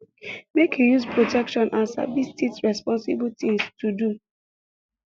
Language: Nigerian Pidgin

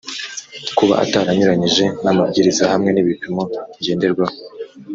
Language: Kinyarwanda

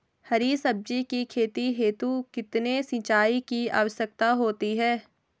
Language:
Hindi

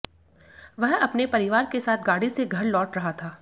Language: Hindi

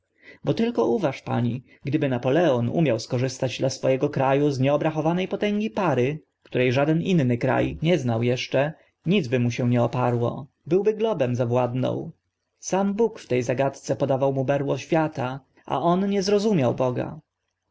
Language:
Polish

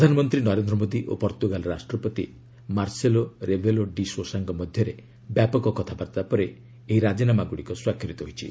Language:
Odia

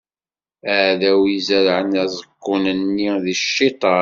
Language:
Kabyle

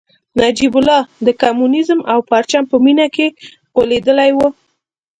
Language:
Pashto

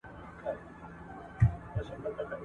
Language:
Pashto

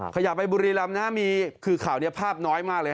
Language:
Thai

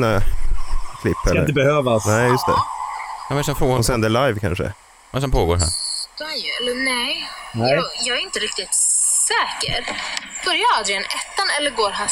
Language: Swedish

